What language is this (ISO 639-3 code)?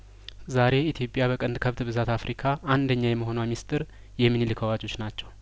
amh